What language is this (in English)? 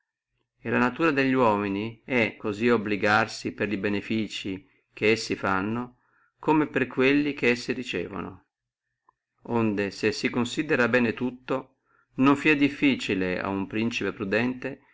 Italian